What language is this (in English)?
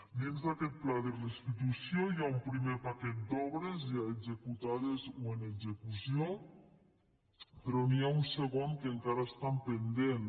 Catalan